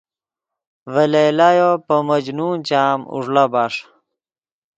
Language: Yidgha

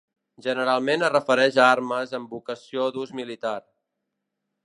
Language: Catalan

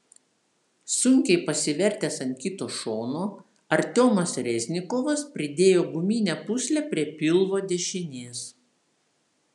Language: Lithuanian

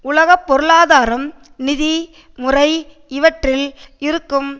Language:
Tamil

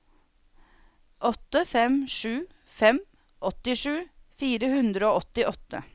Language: Norwegian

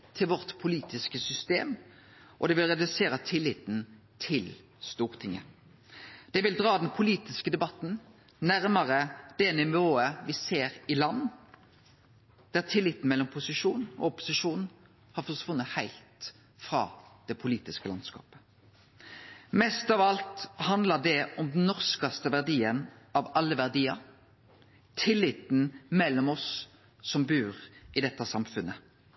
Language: Norwegian Nynorsk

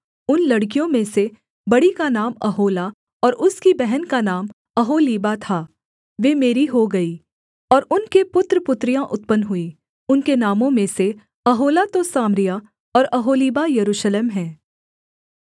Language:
Hindi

